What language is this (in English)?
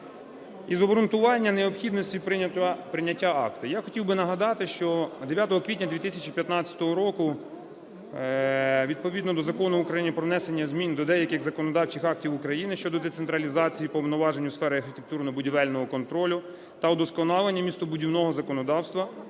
Ukrainian